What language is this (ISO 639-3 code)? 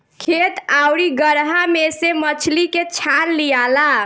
bho